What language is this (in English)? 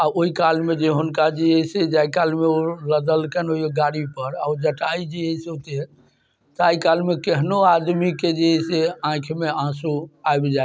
Maithili